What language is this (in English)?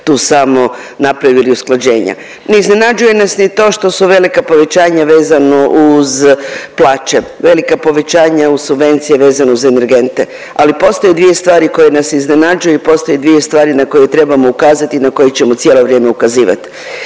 Croatian